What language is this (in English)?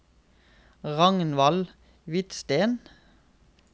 Norwegian